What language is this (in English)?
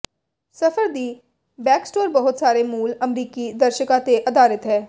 Punjabi